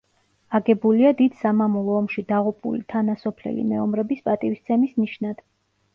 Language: Georgian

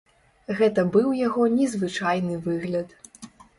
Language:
Belarusian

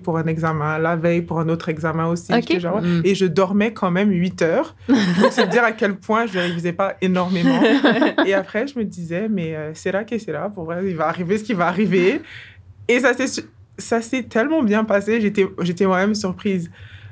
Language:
French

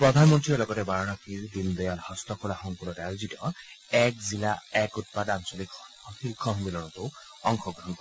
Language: Assamese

